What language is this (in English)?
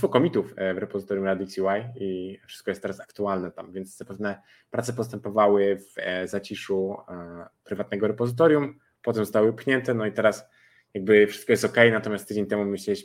Polish